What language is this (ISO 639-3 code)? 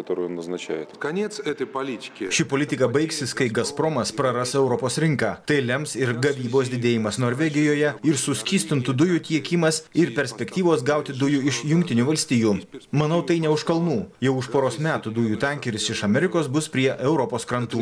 lit